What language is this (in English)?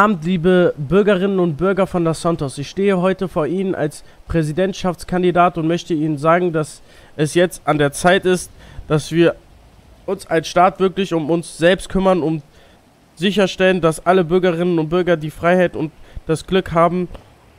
German